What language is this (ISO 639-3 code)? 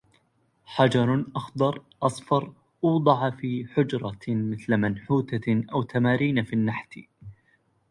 ara